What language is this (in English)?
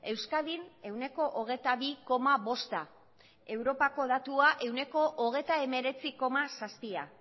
Basque